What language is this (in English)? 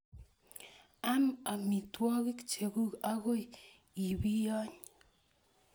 Kalenjin